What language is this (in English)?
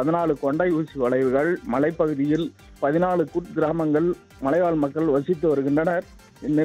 Romanian